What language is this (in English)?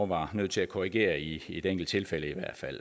Danish